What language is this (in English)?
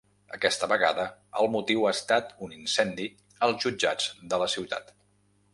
Catalan